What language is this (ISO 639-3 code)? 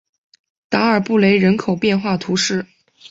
zho